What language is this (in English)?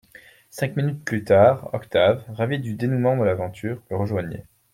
French